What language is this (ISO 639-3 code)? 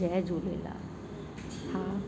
snd